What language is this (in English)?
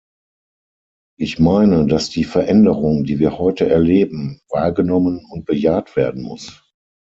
German